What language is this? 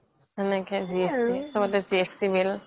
Assamese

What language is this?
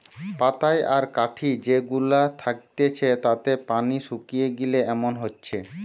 Bangla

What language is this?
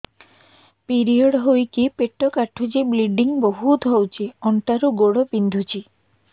Odia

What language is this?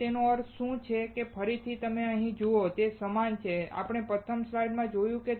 Gujarati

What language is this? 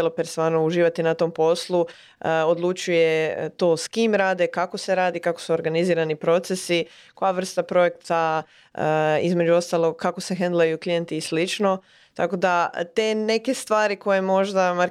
Croatian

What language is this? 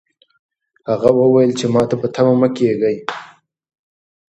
Pashto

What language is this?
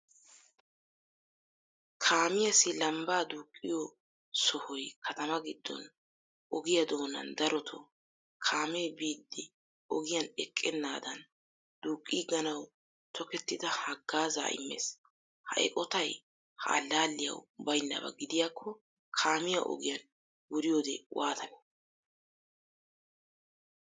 Wolaytta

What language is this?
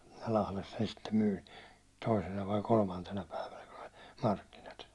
Finnish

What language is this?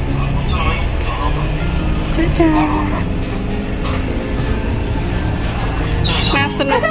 Thai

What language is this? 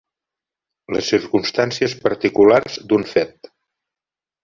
Catalan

